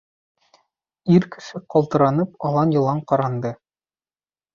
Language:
Bashkir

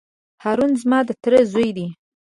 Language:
Pashto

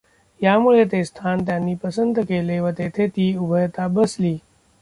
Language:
Marathi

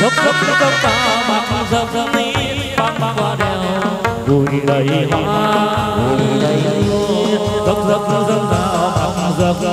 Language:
Vietnamese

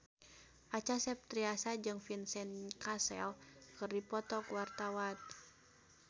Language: Sundanese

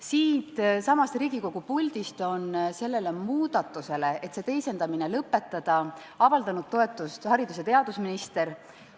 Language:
Estonian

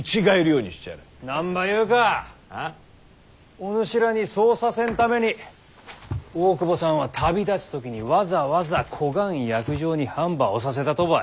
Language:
Japanese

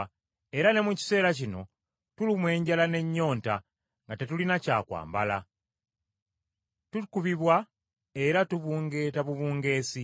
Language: Ganda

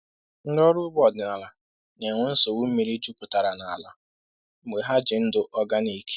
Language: Igbo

